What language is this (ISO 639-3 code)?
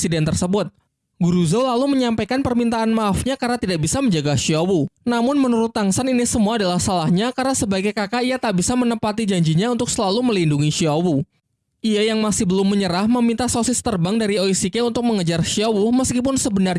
ind